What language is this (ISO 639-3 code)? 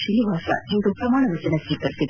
kan